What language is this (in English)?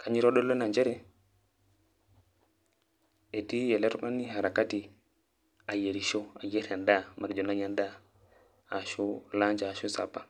Masai